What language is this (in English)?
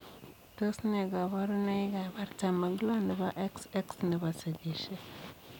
Kalenjin